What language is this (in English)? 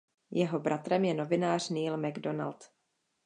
Czech